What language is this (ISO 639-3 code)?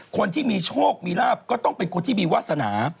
tha